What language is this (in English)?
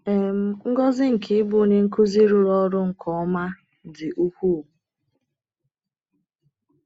Igbo